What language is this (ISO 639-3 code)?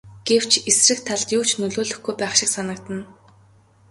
mon